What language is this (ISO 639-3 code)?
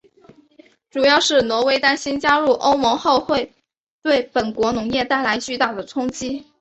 zho